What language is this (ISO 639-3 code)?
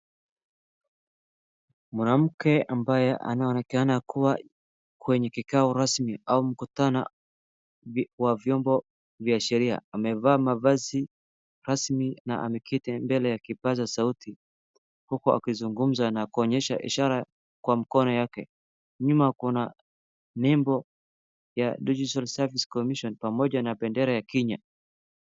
swa